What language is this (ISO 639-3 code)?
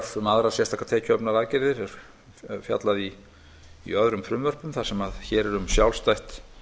isl